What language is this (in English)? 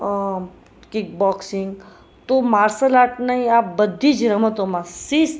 Gujarati